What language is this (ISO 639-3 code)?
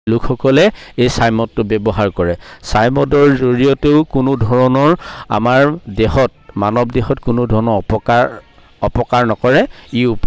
asm